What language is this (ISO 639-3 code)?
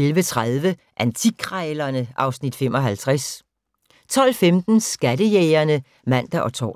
dan